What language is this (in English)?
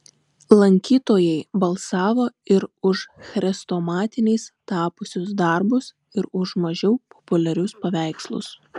Lithuanian